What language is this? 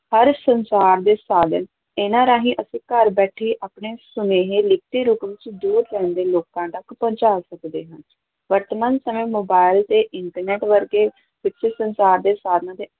Punjabi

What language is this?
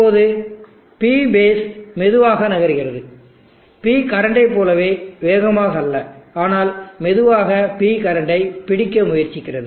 Tamil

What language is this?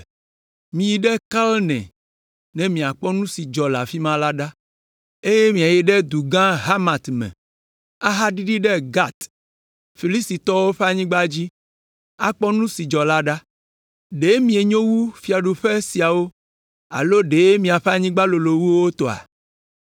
Ewe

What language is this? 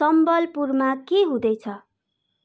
Nepali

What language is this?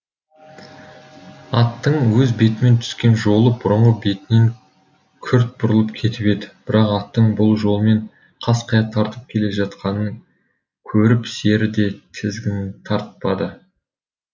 Kazakh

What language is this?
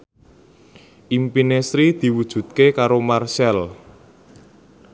Javanese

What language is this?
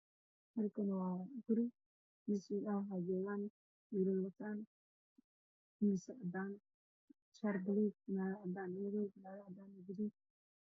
Somali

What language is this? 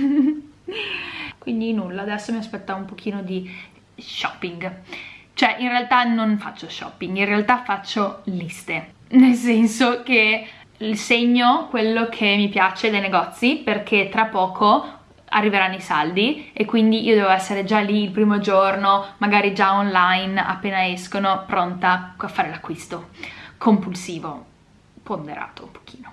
Italian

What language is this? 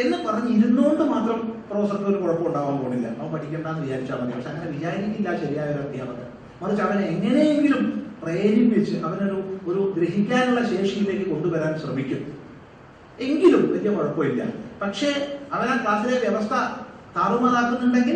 Malayalam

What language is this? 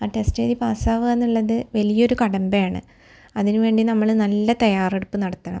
Malayalam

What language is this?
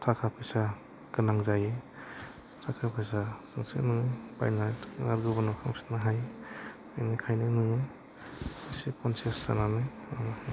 Bodo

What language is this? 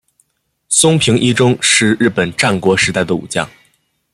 Chinese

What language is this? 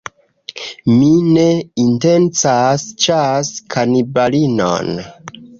Esperanto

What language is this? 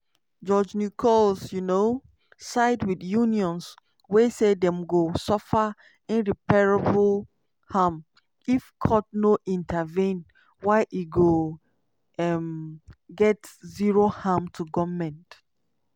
Nigerian Pidgin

